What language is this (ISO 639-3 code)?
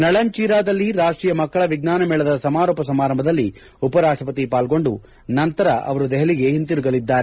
kan